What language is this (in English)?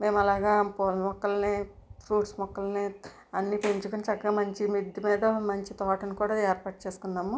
Telugu